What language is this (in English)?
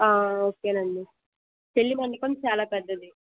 Telugu